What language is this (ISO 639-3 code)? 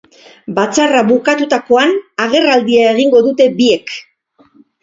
eus